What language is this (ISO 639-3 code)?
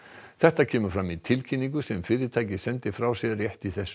isl